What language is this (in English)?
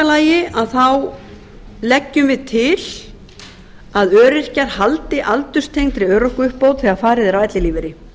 Icelandic